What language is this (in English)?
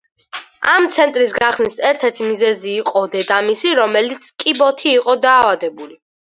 Georgian